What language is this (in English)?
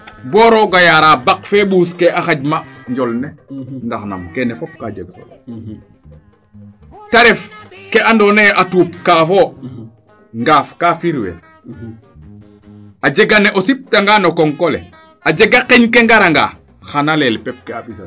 Serer